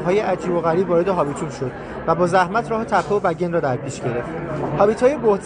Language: Persian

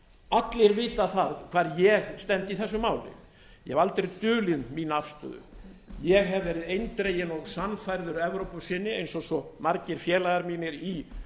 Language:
Icelandic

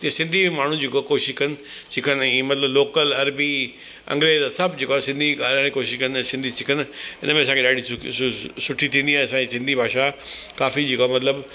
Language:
Sindhi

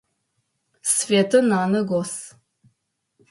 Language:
Adyghe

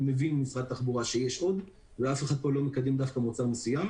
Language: Hebrew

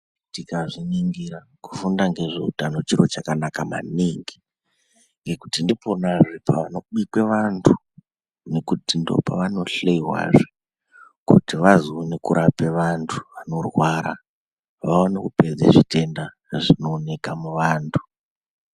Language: Ndau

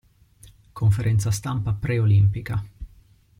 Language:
Italian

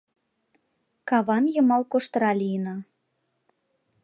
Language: Mari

